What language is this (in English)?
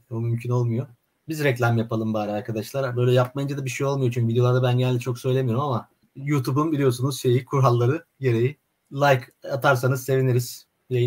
Turkish